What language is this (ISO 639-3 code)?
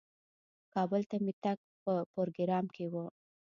pus